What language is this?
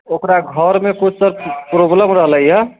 Maithili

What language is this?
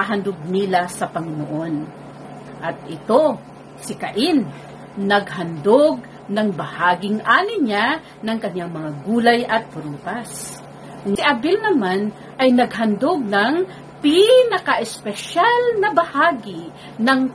Filipino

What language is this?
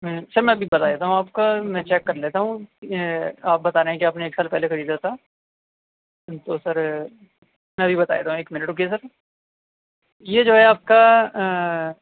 Urdu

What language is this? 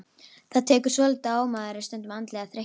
Icelandic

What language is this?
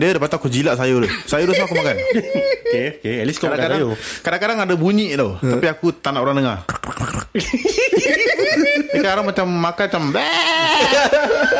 Malay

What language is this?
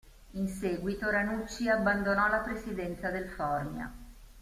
Italian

